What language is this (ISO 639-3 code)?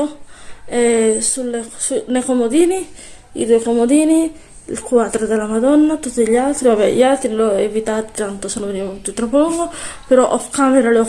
ita